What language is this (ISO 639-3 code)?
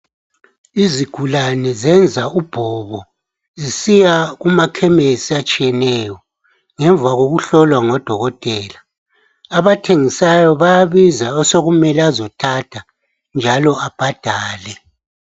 nde